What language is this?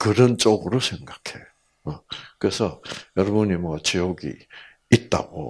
Korean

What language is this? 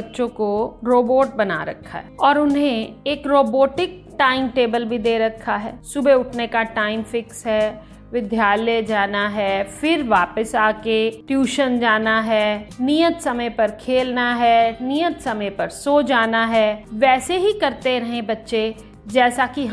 Hindi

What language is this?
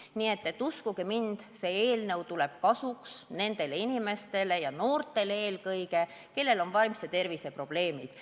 Estonian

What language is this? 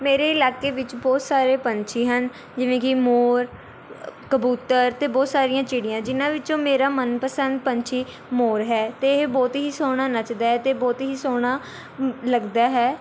Punjabi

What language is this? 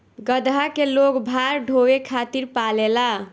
Bhojpuri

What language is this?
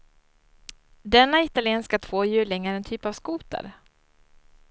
Swedish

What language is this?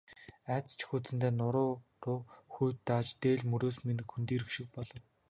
Mongolian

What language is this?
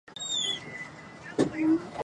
Chinese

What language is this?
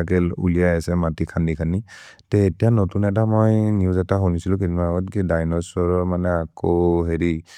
Maria (India)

